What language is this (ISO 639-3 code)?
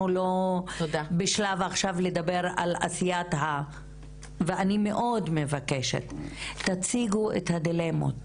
heb